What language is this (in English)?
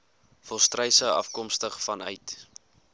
Afrikaans